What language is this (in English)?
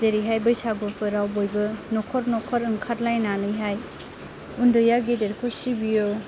Bodo